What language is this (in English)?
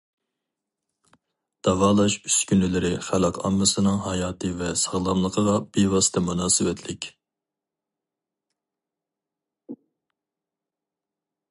Uyghur